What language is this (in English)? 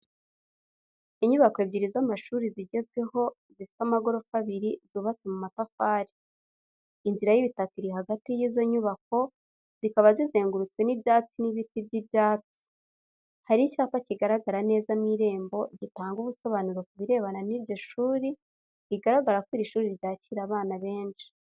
Kinyarwanda